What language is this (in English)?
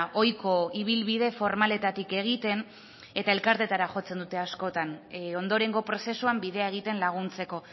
Basque